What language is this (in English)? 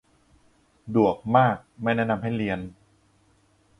Thai